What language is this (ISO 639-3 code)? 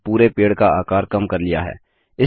hin